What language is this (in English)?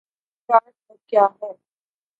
Urdu